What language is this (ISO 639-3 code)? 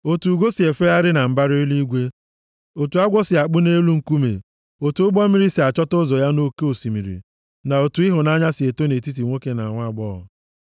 ibo